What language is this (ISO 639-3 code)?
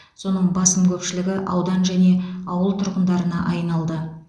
kaz